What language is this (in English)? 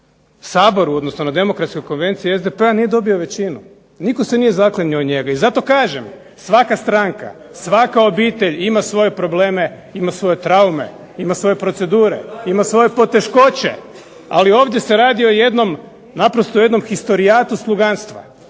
Croatian